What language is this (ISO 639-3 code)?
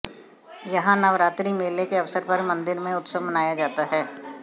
hin